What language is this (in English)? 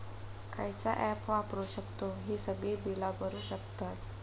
Marathi